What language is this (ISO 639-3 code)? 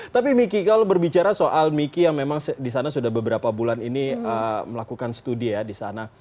ind